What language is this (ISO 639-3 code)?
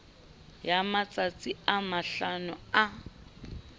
sot